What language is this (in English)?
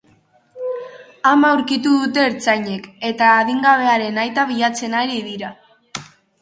Basque